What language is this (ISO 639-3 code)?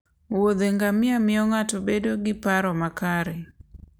luo